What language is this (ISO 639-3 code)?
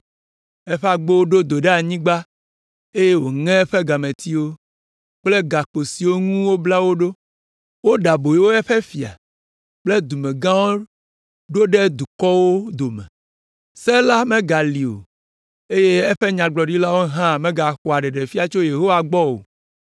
ewe